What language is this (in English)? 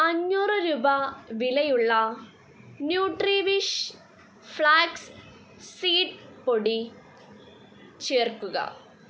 Malayalam